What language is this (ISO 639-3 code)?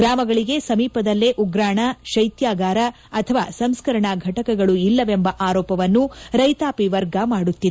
kan